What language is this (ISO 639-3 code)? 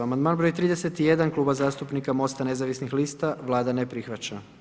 hrv